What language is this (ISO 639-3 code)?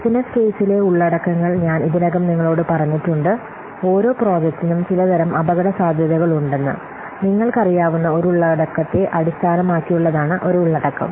mal